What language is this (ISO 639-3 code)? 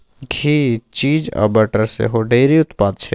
mai